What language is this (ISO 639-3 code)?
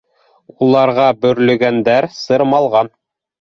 bak